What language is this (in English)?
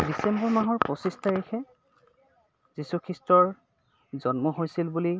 Assamese